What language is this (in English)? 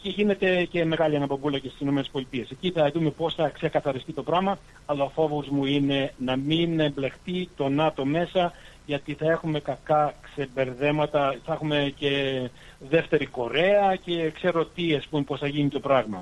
Greek